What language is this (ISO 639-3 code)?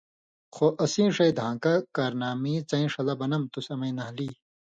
mvy